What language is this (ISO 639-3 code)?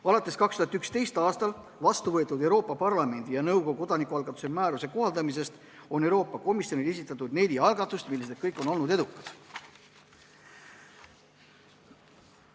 est